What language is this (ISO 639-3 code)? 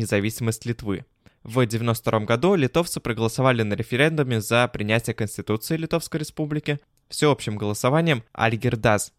rus